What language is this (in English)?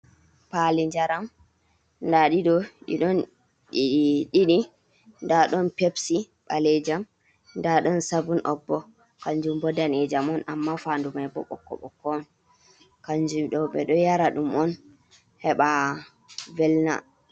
Fula